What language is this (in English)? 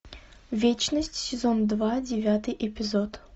Russian